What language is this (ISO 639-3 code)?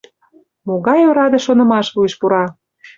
chm